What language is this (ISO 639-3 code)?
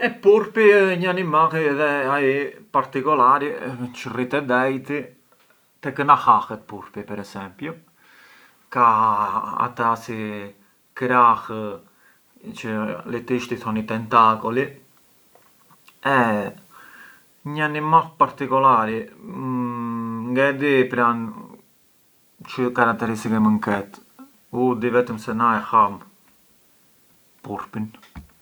aae